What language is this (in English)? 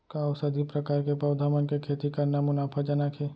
Chhattisgarhi